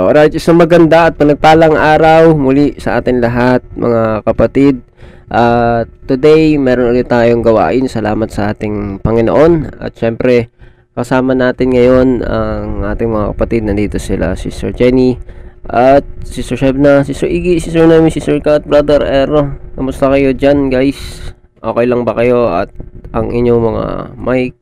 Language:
Filipino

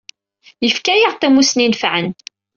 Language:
Kabyle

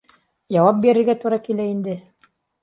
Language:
Bashkir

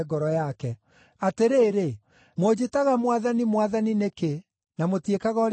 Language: Kikuyu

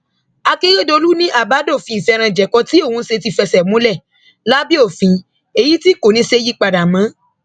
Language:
Yoruba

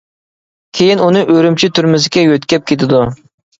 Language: Uyghur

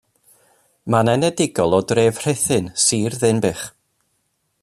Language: Welsh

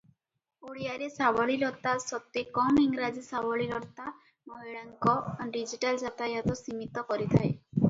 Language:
Odia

